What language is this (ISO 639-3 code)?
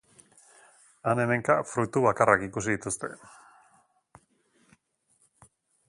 eus